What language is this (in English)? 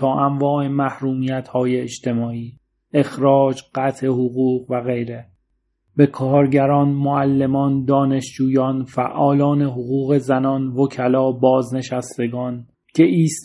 Persian